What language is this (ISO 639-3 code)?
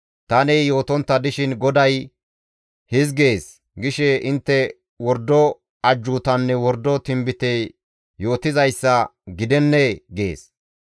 gmv